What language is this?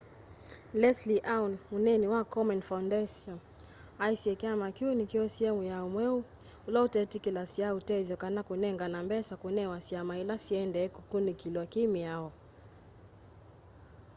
Kamba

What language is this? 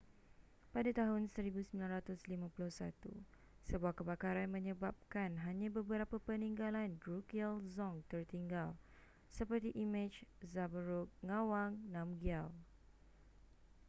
Malay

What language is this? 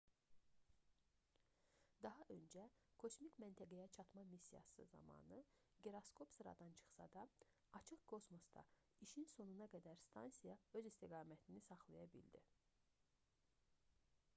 Azerbaijani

